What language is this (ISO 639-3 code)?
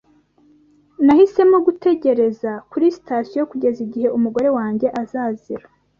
kin